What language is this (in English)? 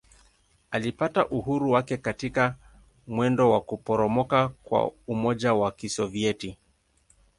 Swahili